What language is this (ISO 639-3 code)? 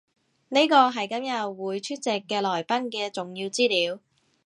yue